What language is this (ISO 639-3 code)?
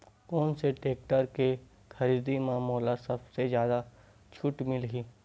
hne